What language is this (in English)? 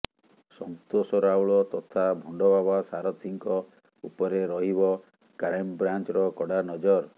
Odia